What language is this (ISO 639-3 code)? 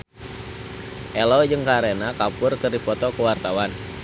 sun